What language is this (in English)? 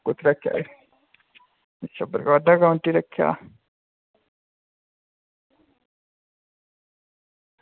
Dogri